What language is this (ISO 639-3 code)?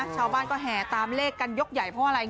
tha